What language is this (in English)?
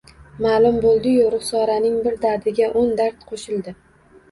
Uzbek